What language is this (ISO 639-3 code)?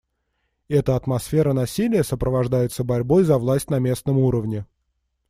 rus